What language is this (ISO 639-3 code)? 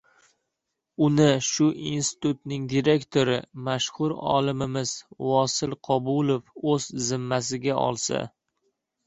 uzb